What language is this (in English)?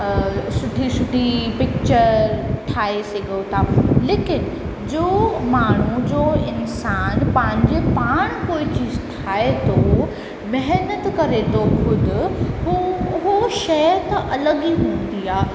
Sindhi